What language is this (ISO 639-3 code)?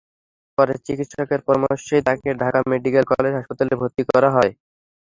ben